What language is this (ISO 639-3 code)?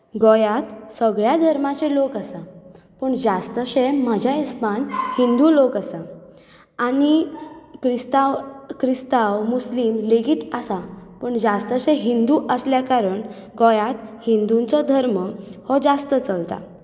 kok